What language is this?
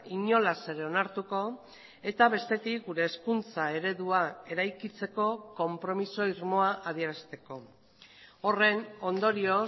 Basque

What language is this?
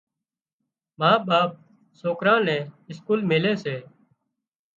Wadiyara Koli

